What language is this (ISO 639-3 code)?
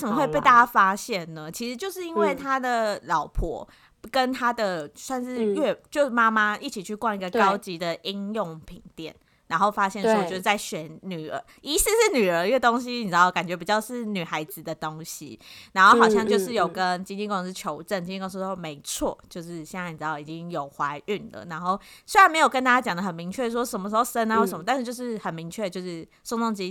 zho